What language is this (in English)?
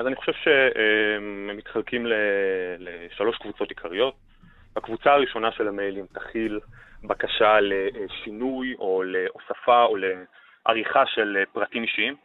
Hebrew